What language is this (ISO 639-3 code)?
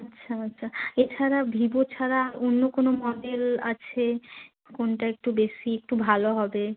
ben